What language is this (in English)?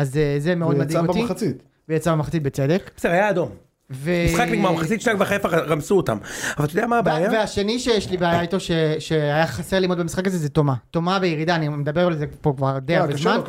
Hebrew